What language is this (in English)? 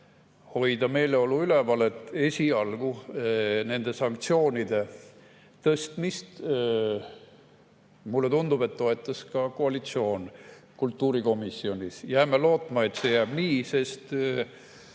Estonian